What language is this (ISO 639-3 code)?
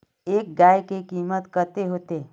mag